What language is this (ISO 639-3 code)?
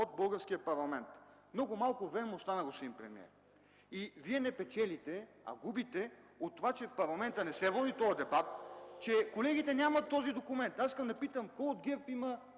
bul